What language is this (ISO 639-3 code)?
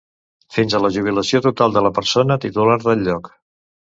cat